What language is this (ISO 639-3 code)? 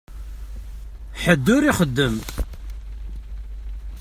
kab